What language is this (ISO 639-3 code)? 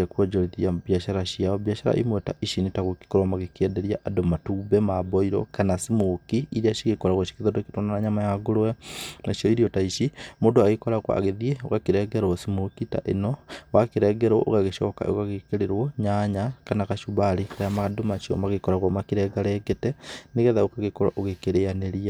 kik